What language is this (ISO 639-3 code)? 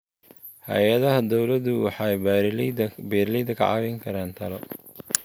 som